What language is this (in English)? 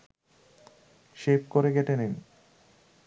Bangla